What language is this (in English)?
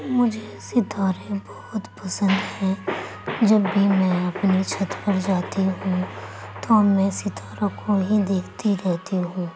Urdu